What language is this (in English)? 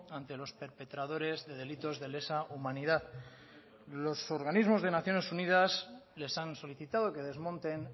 Spanish